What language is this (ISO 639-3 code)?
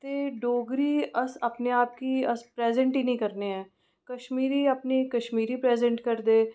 doi